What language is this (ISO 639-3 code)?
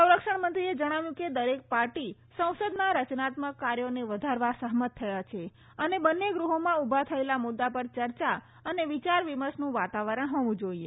guj